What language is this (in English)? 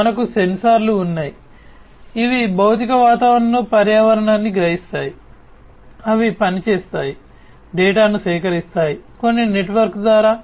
Telugu